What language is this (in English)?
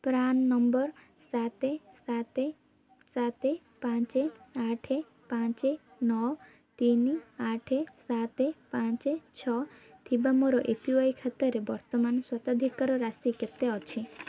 Odia